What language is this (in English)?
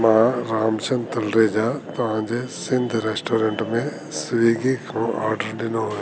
Sindhi